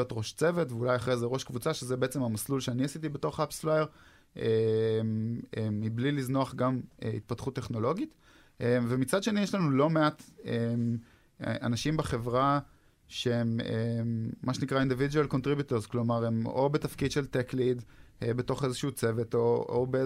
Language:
Hebrew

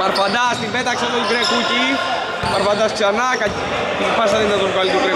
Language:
Greek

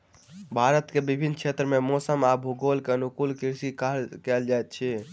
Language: Maithili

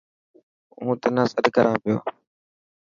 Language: Dhatki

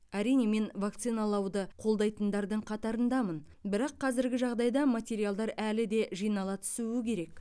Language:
Kazakh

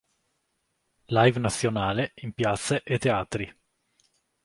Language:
Italian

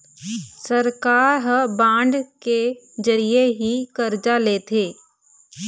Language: Chhattisgarhi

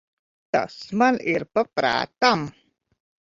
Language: Latvian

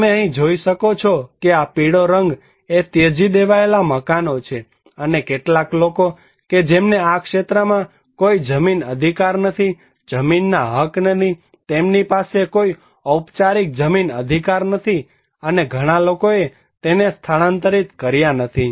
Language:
Gujarati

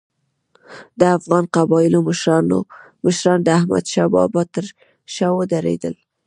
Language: Pashto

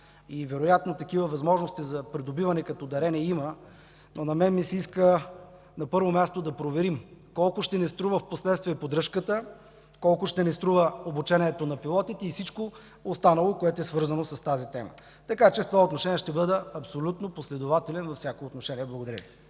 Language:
Bulgarian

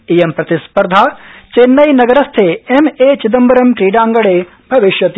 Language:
Sanskrit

